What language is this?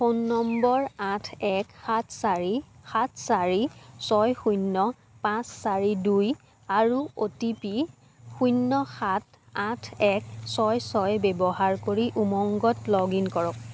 Assamese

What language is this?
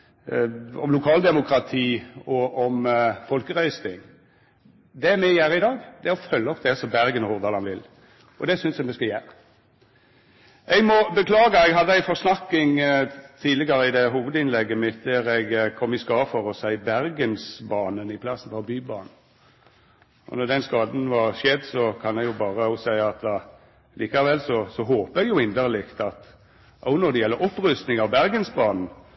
Norwegian Nynorsk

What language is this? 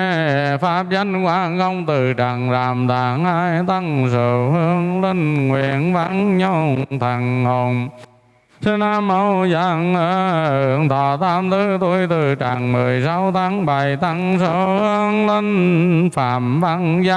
Vietnamese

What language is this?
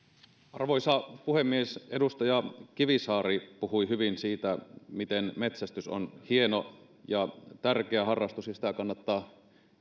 Finnish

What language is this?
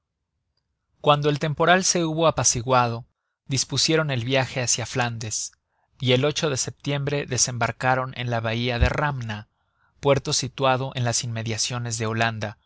Spanish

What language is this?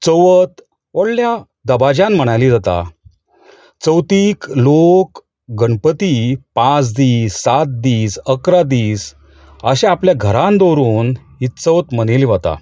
Konkani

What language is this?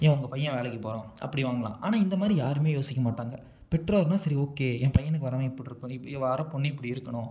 Tamil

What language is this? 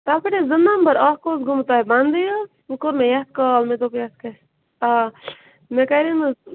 Kashmiri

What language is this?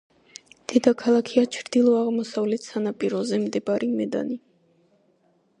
Georgian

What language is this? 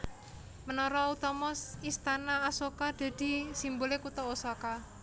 Javanese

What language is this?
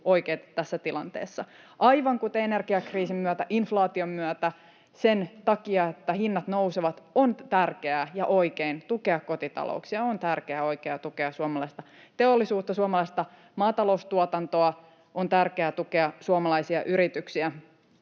Finnish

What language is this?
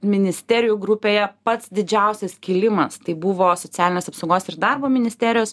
Lithuanian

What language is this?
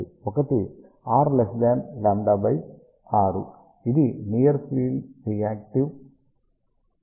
Telugu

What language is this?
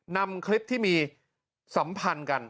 Thai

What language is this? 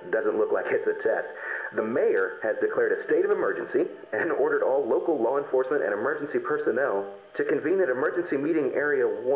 Russian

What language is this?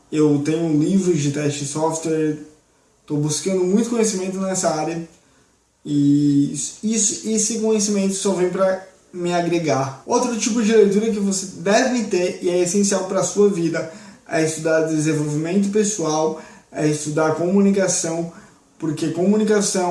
Portuguese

